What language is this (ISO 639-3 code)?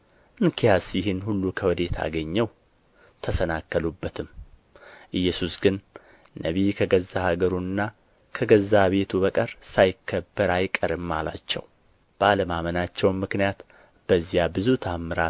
amh